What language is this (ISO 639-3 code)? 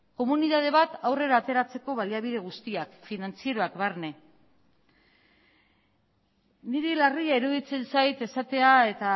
eus